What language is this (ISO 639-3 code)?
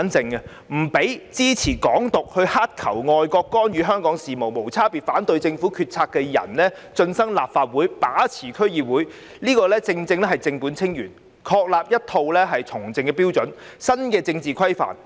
yue